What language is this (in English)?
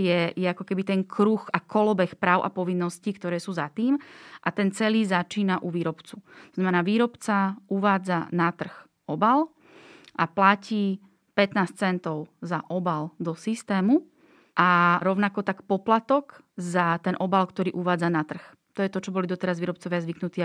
Slovak